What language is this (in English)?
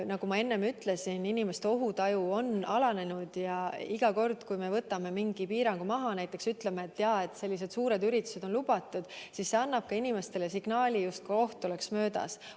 Estonian